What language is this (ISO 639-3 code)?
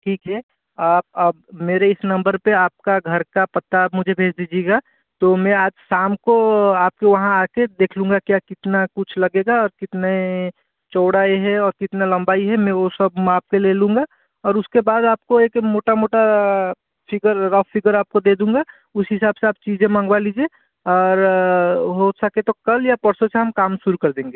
hin